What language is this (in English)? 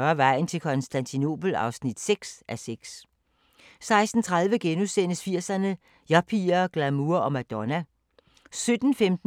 Danish